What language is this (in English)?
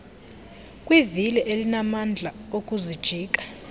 Xhosa